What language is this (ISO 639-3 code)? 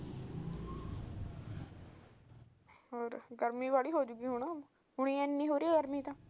pan